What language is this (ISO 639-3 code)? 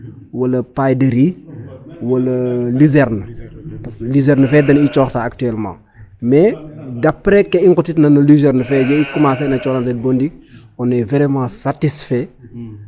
srr